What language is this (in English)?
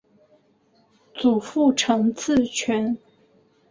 Chinese